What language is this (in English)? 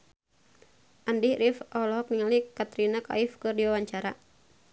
Sundanese